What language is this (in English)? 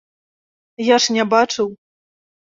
Belarusian